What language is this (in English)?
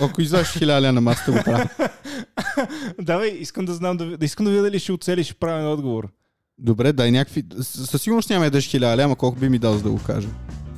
Bulgarian